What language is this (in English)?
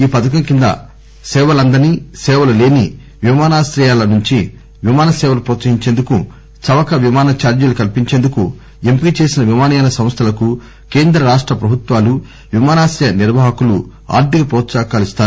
Telugu